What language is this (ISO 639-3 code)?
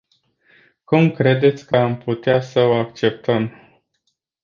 ron